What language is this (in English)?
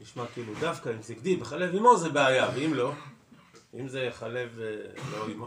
Hebrew